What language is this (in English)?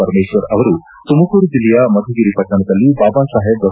Kannada